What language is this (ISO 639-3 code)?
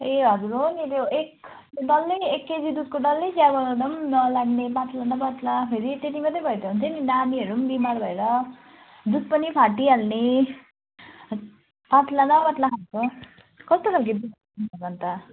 nep